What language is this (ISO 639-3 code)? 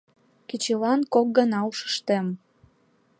chm